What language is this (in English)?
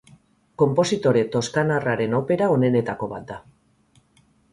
Basque